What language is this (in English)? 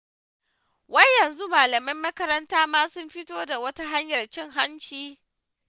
Hausa